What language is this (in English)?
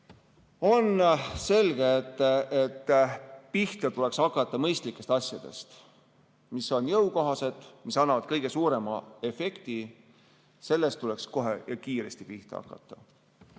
Estonian